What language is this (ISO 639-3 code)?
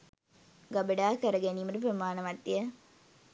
sin